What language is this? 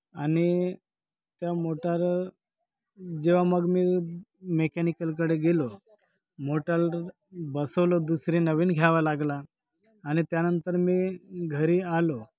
Marathi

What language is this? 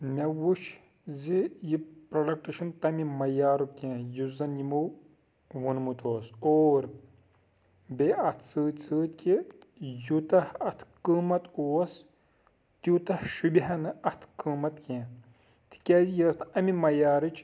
Kashmiri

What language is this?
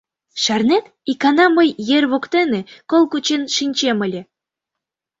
Mari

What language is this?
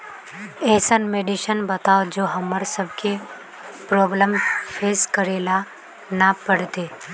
Magahi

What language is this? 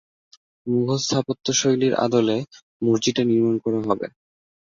Bangla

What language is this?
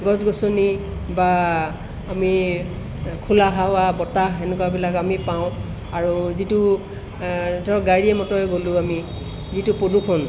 Assamese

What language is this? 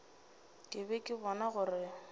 Northern Sotho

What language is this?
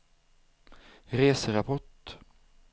Swedish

